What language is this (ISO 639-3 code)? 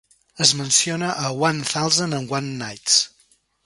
cat